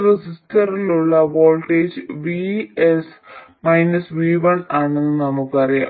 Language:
Malayalam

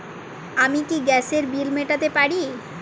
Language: Bangla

